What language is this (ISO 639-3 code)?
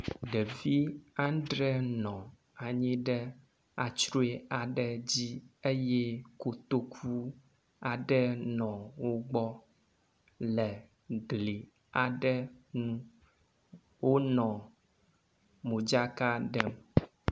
ewe